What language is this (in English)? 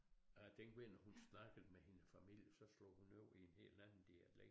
Danish